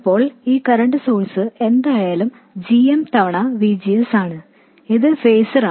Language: Malayalam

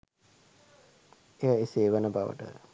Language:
Sinhala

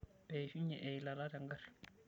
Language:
Masai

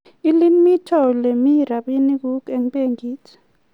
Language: Kalenjin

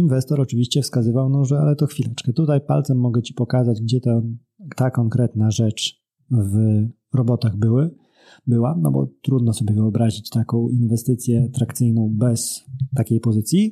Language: Polish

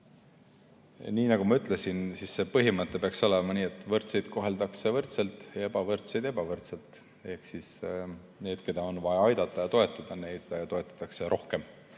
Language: Estonian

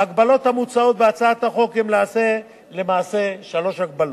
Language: Hebrew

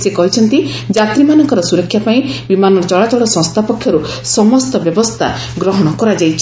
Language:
Odia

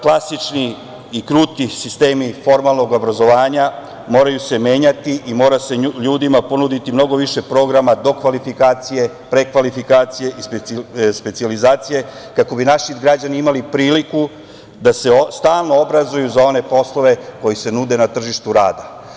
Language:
Serbian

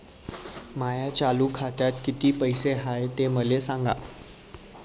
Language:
Marathi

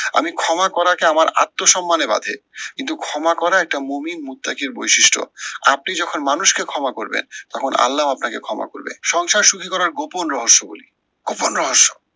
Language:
Bangla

